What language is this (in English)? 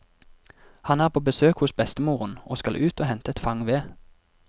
Norwegian